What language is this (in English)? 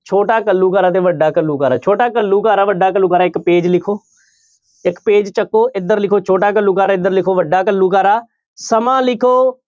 Punjabi